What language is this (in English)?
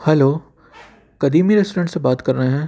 Urdu